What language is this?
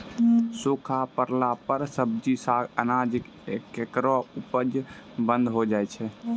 Maithili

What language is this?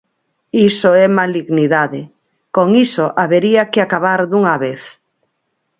Galician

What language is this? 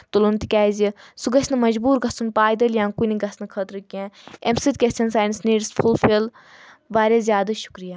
Kashmiri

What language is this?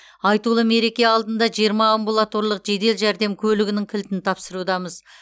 Kazakh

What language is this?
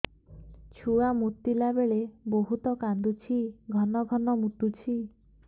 Odia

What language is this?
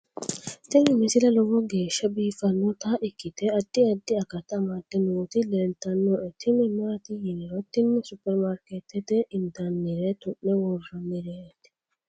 Sidamo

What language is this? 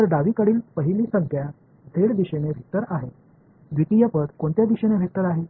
Marathi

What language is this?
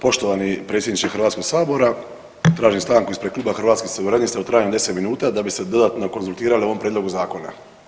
Croatian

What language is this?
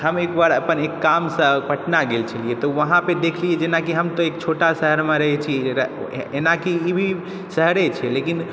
Maithili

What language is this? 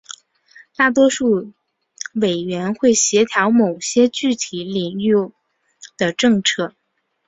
Chinese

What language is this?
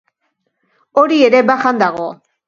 Basque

